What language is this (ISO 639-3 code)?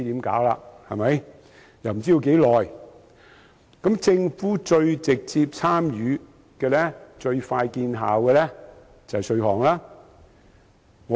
yue